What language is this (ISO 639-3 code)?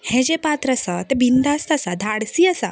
kok